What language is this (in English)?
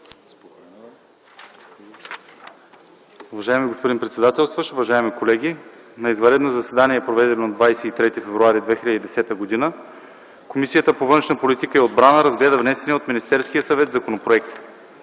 Bulgarian